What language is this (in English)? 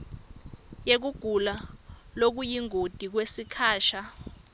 Swati